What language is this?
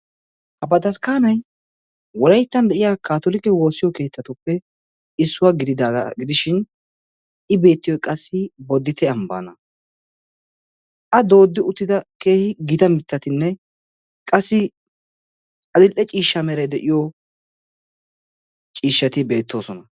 Wolaytta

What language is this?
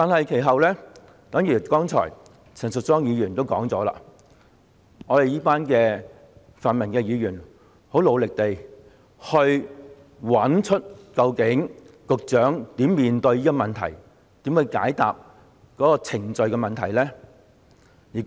Cantonese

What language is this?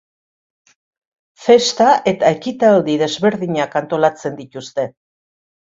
Basque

